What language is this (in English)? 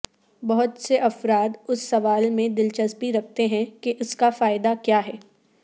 Urdu